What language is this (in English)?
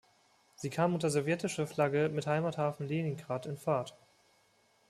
German